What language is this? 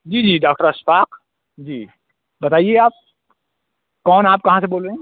Urdu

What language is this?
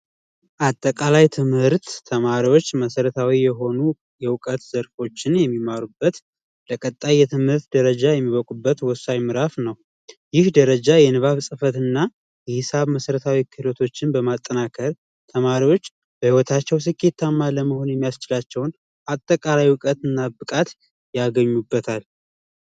Amharic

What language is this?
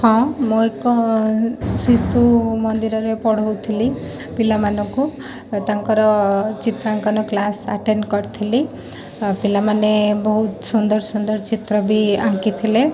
Odia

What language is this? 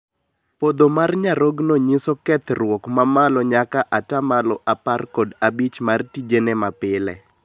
Luo (Kenya and Tanzania)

